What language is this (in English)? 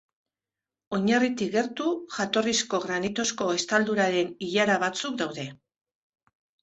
Basque